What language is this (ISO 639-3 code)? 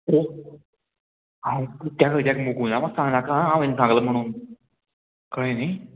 kok